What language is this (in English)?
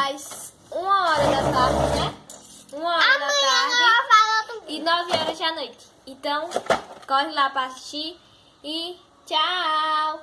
Portuguese